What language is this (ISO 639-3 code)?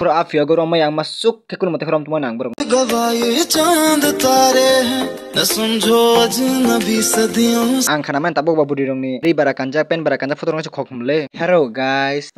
ind